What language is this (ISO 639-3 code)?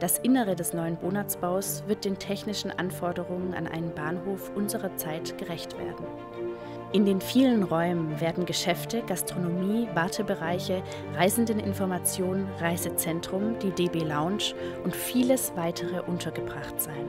deu